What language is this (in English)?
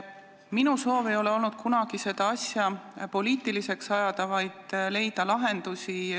Estonian